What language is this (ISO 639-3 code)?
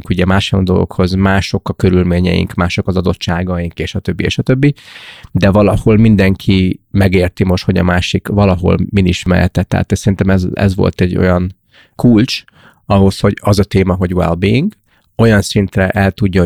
hun